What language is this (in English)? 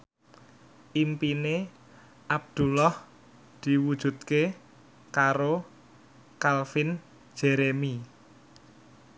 Javanese